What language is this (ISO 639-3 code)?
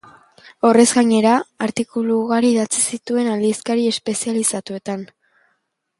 eus